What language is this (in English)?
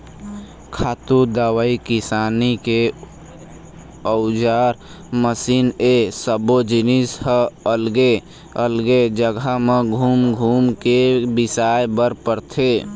Chhattisgarhi